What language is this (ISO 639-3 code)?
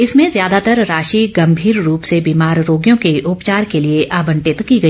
hin